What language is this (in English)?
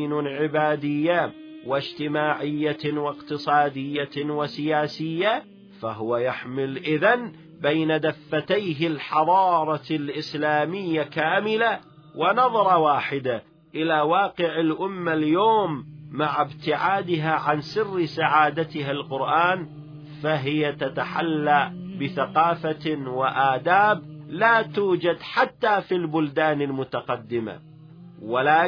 Arabic